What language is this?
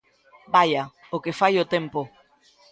Galician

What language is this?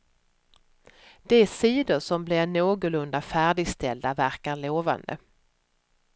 Swedish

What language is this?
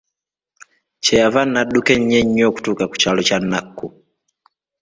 Ganda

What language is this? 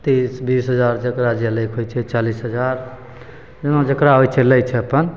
Maithili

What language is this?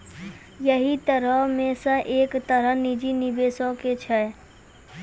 Maithili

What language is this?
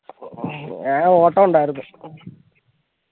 Malayalam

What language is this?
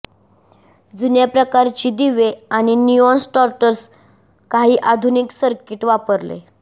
Marathi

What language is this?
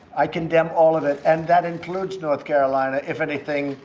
English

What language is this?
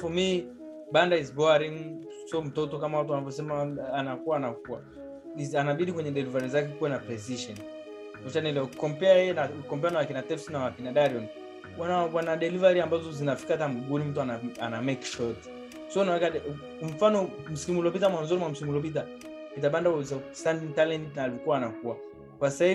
Swahili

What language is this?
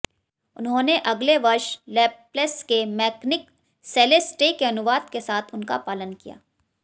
Hindi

